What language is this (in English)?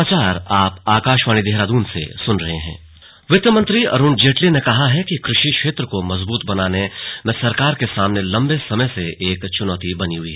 Hindi